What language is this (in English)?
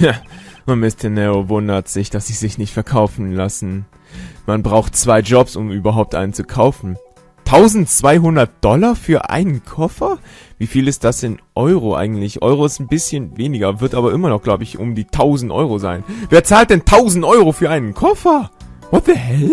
German